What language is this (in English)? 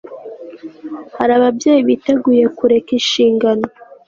Kinyarwanda